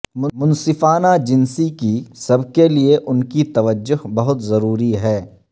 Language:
Urdu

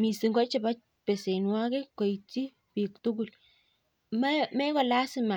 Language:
Kalenjin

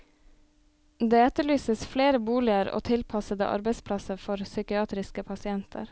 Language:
Norwegian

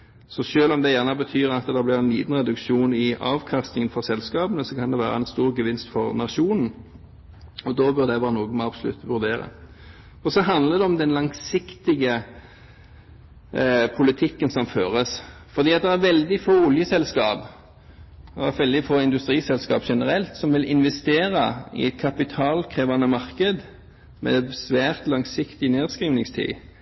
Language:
Norwegian Bokmål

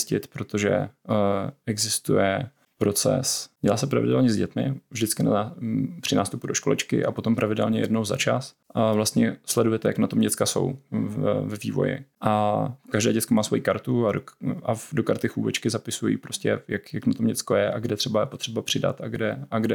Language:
Czech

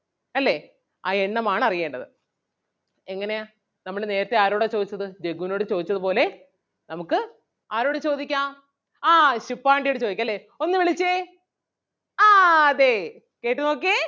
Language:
Malayalam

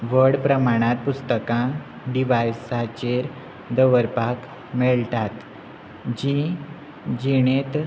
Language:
Konkani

